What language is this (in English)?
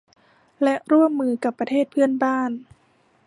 Thai